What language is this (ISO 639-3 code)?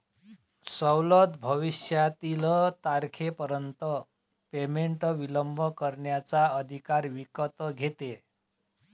mar